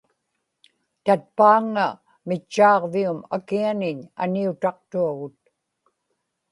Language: Inupiaq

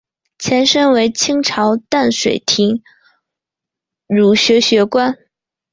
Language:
Chinese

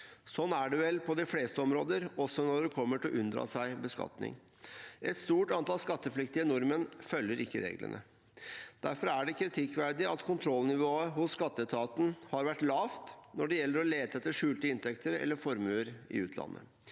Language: Norwegian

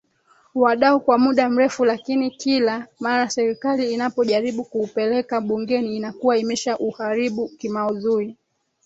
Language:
Swahili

